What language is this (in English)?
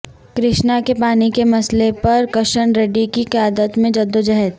Urdu